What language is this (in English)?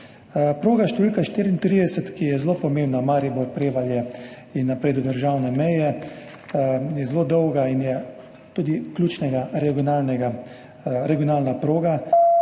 Slovenian